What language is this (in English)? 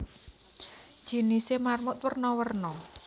Javanese